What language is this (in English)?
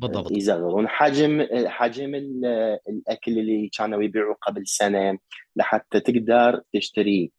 Arabic